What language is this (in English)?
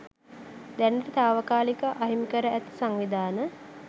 Sinhala